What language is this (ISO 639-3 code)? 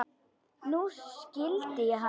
isl